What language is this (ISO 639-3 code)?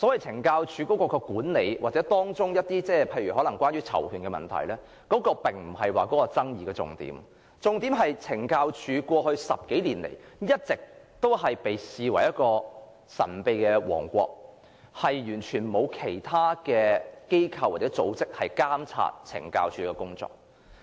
yue